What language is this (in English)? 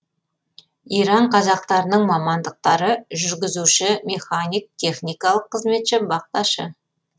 Kazakh